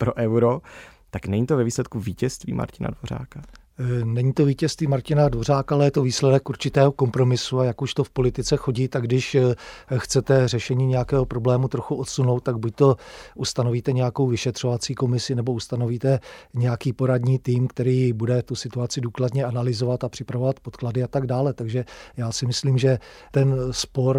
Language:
Czech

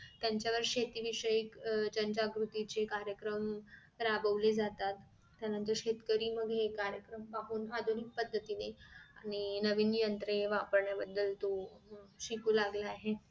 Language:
Marathi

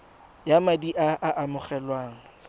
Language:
Tswana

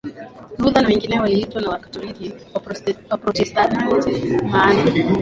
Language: Swahili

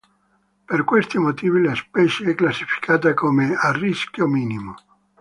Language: Italian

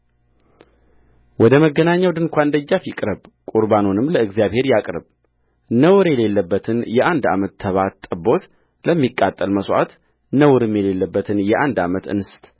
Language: Amharic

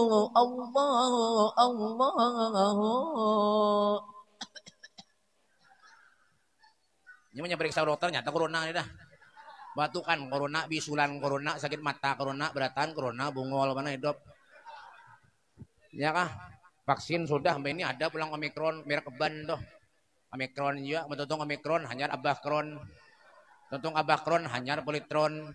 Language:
Indonesian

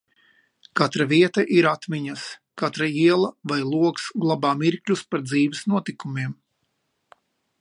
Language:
Latvian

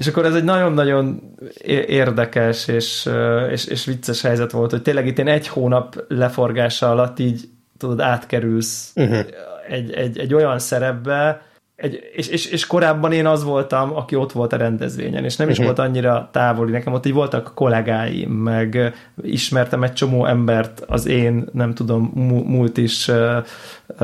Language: Hungarian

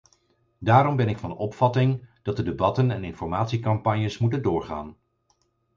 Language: Dutch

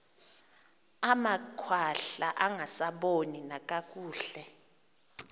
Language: Xhosa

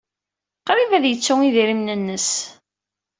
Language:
Kabyle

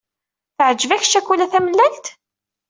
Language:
Kabyle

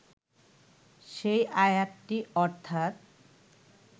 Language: Bangla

